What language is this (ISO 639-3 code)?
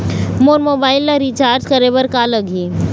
hne